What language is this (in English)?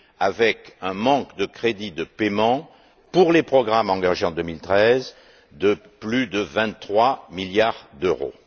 French